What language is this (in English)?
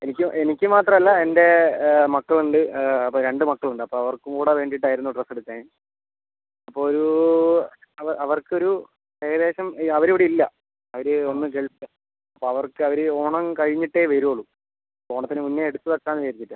Malayalam